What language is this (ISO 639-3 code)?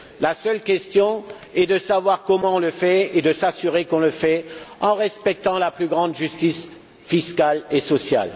fra